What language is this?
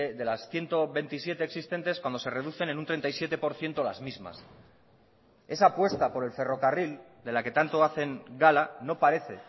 Spanish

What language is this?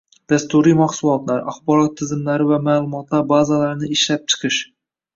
Uzbek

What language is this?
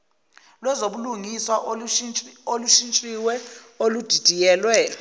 Zulu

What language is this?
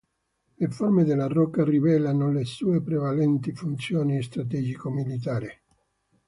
Italian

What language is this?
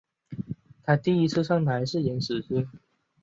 Chinese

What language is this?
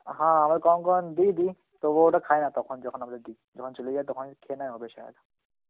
Bangla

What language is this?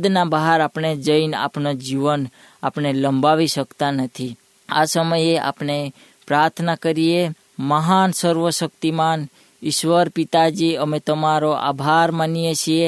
Hindi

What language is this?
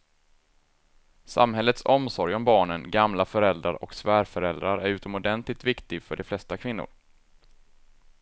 Swedish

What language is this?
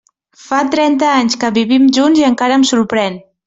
Catalan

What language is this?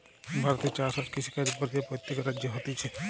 Bangla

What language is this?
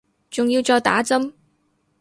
Cantonese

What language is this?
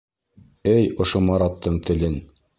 Bashkir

